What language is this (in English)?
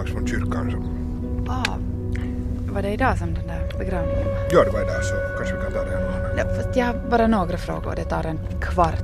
Swedish